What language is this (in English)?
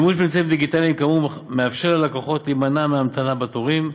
Hebrew